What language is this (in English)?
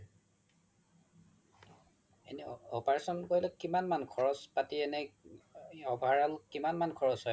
Assamese